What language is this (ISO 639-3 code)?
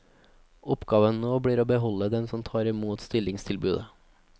nor